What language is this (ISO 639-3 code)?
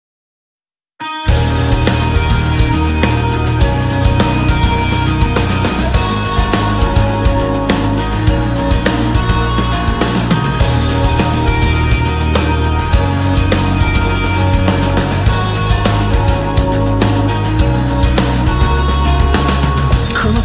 jpn